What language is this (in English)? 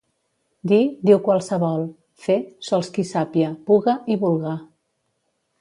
Catalan